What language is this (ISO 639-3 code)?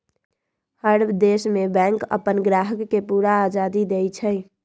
mag